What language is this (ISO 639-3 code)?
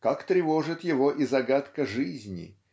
rus